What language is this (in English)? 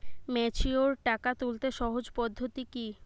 Bangla